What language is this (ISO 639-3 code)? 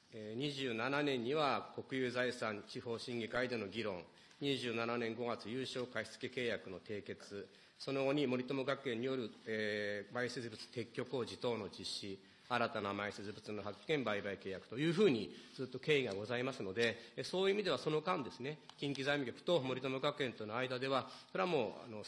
jpn